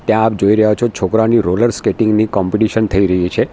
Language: Gujarati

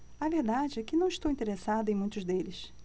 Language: Portuguese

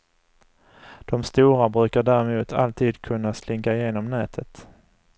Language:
Swedish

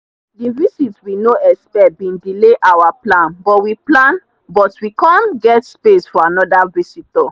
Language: Nigerian Pidgin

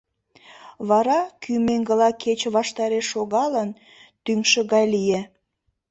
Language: Mari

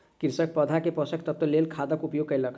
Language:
Maithili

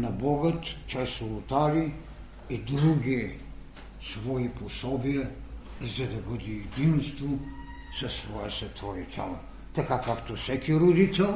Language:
Bulgarian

